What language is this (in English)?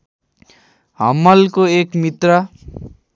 Nepali